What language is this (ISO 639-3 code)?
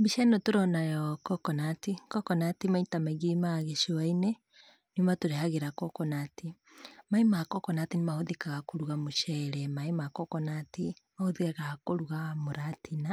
kik